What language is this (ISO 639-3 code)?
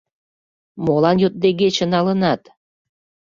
chm